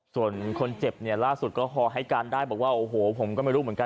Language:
Thai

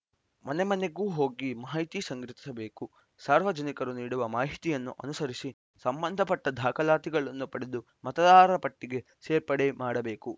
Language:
Kannada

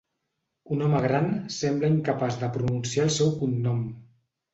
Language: Catalan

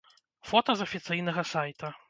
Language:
Belarusian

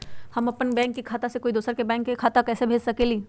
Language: Magahi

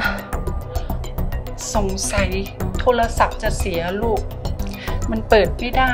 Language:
Thai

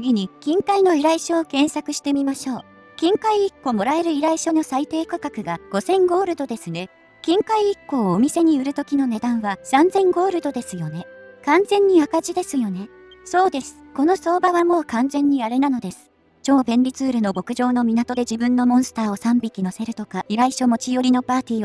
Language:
Japanese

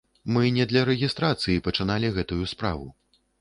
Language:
Belarusian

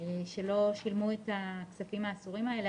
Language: Hebrew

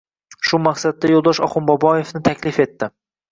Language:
Uzbek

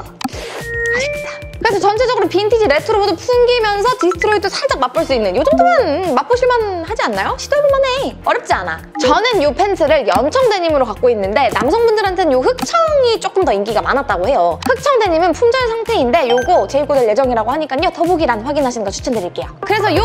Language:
Korean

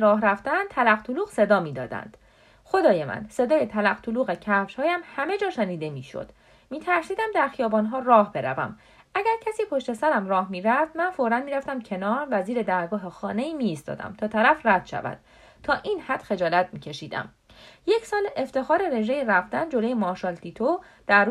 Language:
Persian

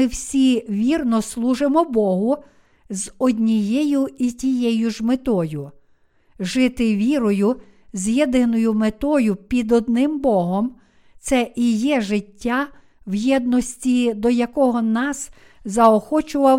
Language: Ukrainian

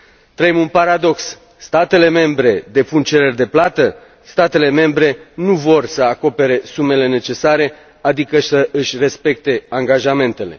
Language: Romanian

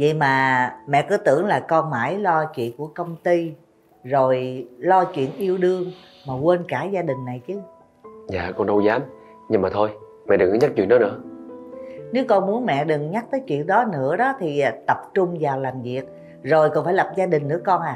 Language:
Vietnamese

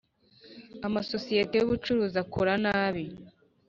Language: Kinyarwanda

